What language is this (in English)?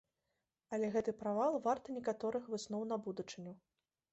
Belarusian